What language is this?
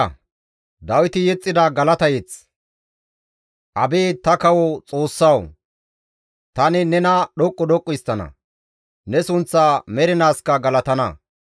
Gamo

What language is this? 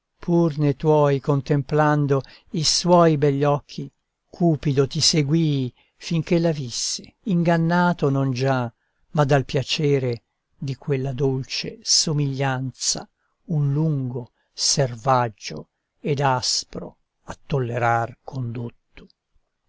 Italian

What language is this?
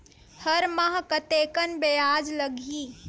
Chhattisgarhi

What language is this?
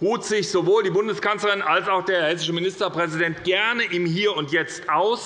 German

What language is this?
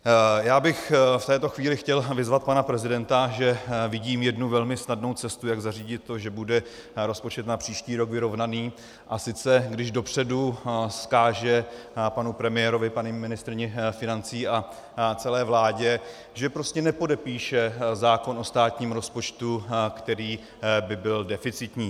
Czech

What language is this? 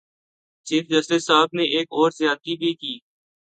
Urdu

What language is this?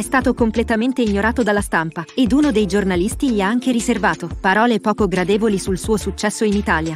Italian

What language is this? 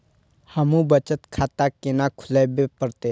Maithili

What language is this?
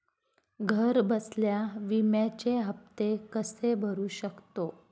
Marathi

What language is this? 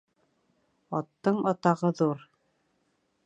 Bashkir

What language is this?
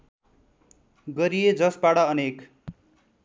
Nepali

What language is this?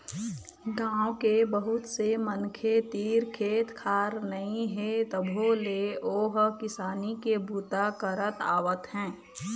Chhattisgarhi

